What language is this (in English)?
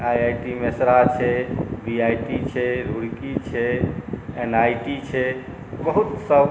Maithili